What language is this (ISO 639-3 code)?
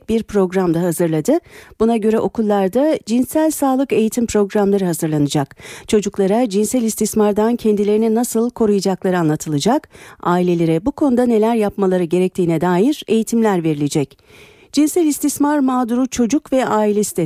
tur